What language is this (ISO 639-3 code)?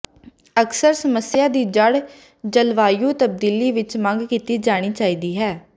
pan